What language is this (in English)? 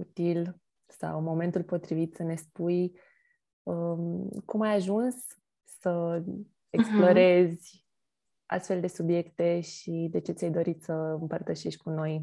Romanian